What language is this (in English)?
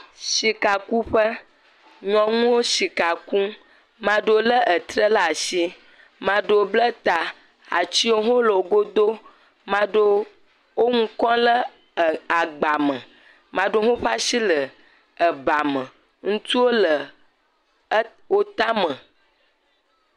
Ewe